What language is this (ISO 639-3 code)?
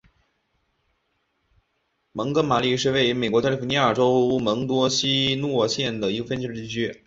zho